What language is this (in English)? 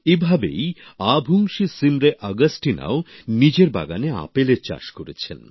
Bangla